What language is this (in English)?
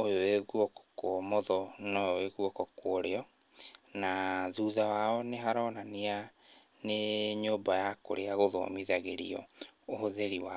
Kikuyu